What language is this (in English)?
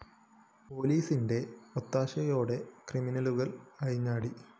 Malayalam